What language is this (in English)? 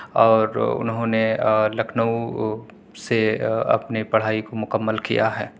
Urdu